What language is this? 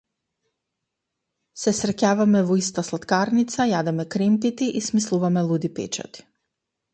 Macedonian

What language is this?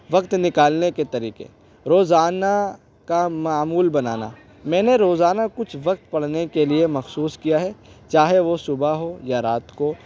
Urdu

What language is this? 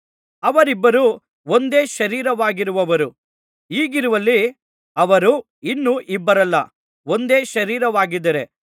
Kannada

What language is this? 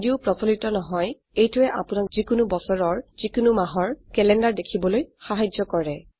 Assamese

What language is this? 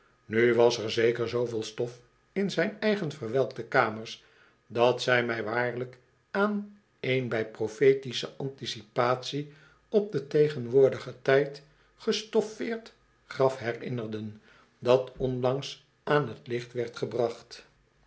Dutch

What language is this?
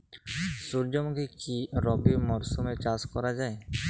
Bangla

